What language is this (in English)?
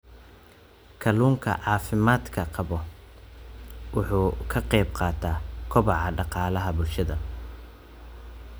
Somali